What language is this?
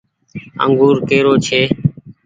Goaria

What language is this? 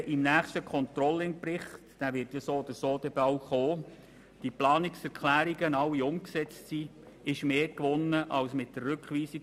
Swiss German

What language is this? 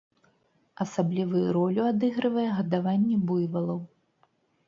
Belarusian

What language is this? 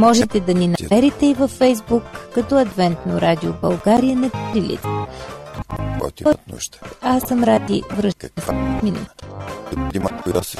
Bulgarian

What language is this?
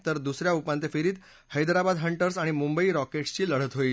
Marathi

